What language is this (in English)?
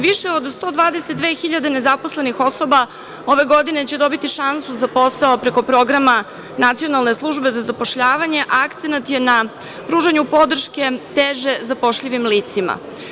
Serbian